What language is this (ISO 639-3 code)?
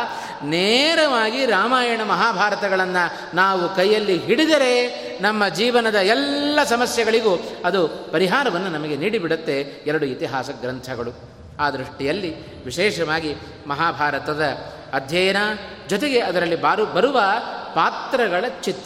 kan